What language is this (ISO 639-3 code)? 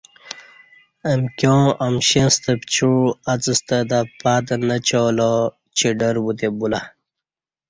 bsh